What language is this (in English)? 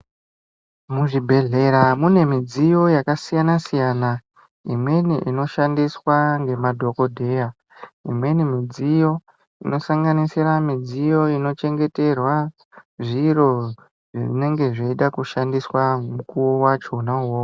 Ndau